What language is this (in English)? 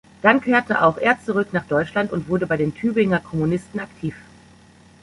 German